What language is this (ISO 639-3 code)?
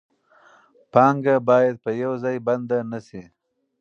pus